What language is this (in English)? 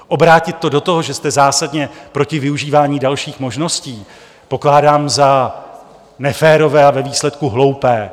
Czech